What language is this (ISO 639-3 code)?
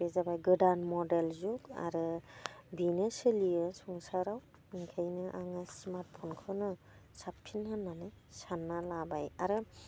brx